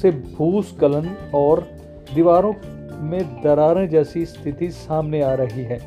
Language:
Hindi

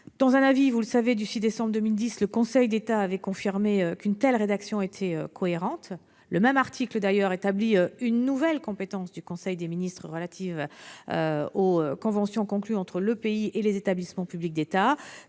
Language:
French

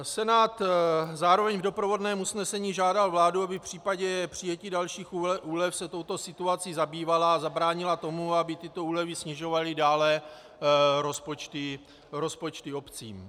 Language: Czech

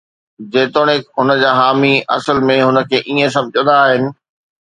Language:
Sindhi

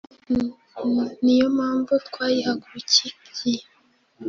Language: Kinyarwanda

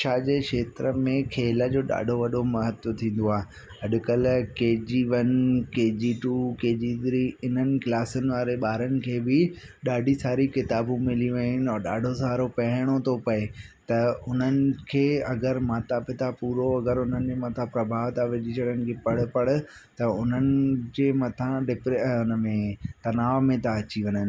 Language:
Sindhi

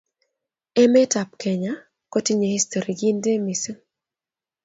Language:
Kalenjin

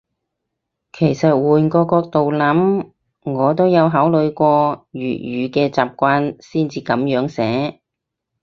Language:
Cantonese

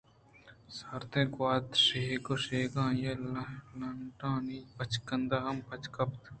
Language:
Eastern Balochi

